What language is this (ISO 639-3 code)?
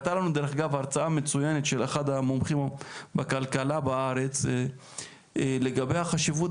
heb